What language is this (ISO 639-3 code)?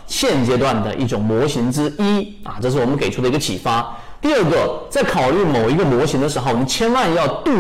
zho